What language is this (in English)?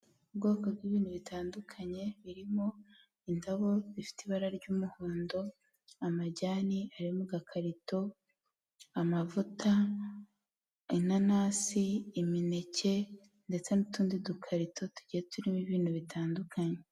Kinyarwanda